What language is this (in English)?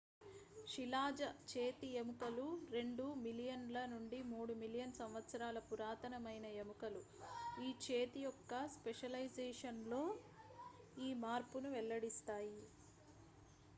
Telugu